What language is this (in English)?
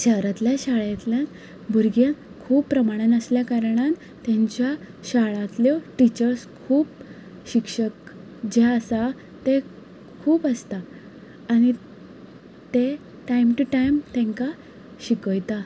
Konkani